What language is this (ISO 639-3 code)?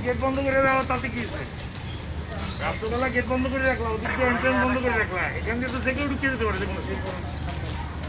ben